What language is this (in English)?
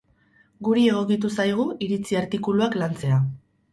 Basque